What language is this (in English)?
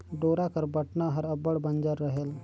Chhattisgarhi